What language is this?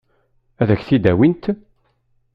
Kabyle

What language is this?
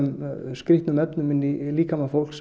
Icelandic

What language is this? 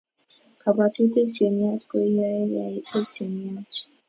Kalenjin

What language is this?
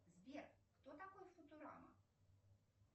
Russian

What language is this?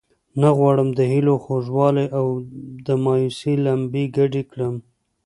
Pashto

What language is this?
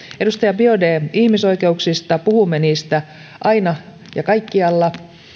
Finnish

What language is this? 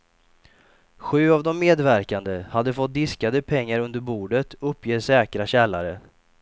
Swedish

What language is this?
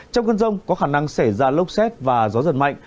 Vietnamese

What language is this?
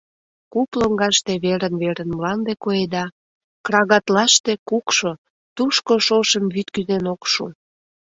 Mari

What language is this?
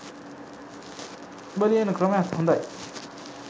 Sinhala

